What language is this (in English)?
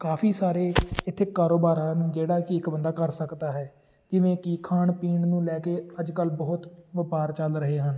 Punjabi